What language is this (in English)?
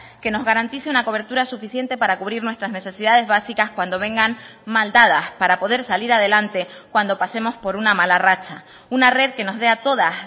Spanish